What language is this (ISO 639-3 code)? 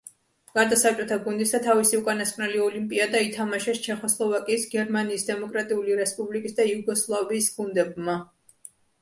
kat